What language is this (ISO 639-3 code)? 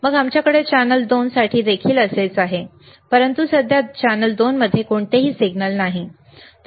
mar